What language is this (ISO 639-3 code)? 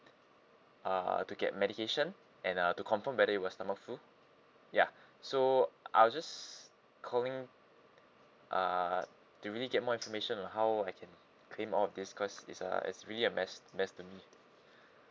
eng